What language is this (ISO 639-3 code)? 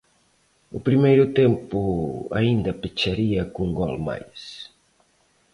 glg